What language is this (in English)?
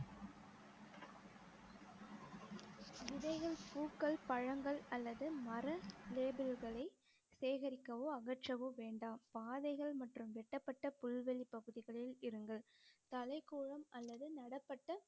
Tamil